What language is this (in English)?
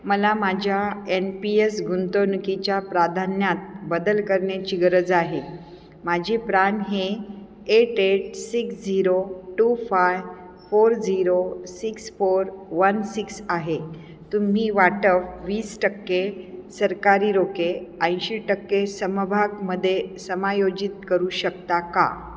Marathi